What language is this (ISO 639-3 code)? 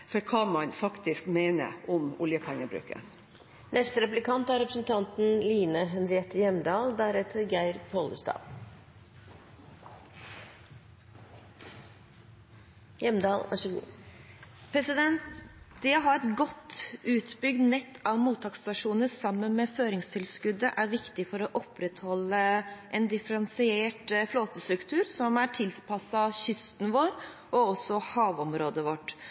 nob